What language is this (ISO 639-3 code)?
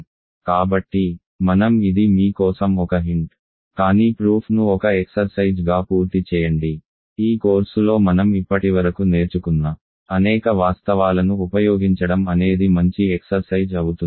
tel